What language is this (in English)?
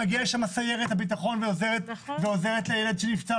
Hebrew